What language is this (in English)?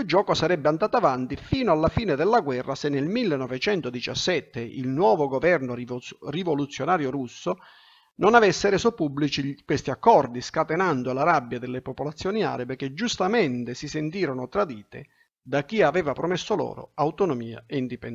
Italian